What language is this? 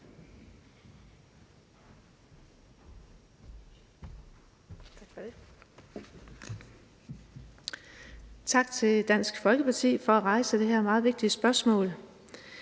Danish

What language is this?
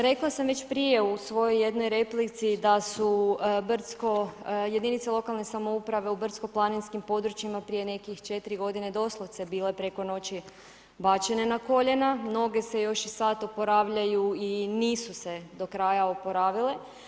Croatian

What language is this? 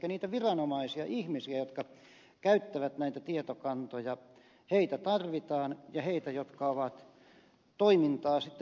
Finnish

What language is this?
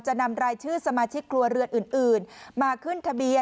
Thai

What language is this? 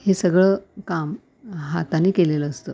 Marathi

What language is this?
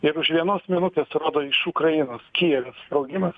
Lithuanian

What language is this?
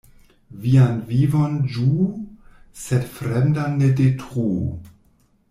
Esperanto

